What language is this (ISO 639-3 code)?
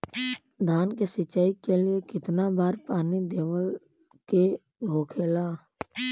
bho